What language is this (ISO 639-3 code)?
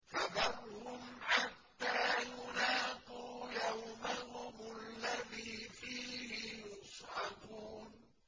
ara